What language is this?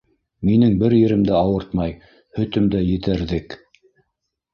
Bashkir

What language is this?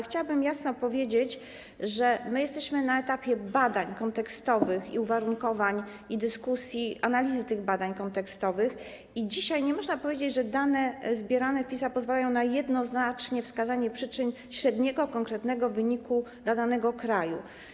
Polish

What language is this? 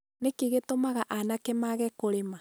Kikuyu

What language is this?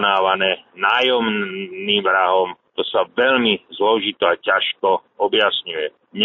Slovak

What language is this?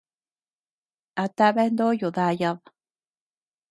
Tepeuxila Cuicatec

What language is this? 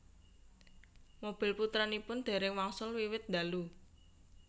Javanese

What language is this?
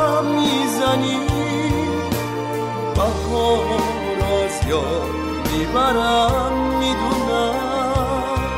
Persian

